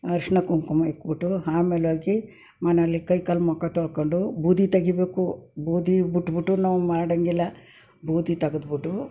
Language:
Kannada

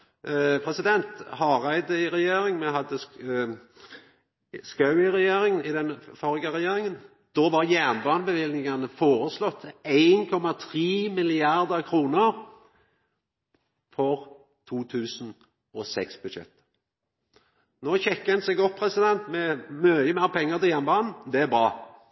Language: Norwegian Nynorsk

